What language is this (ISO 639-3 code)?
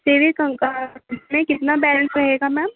urd